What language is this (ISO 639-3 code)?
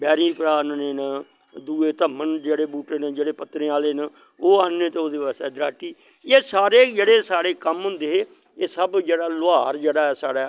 doi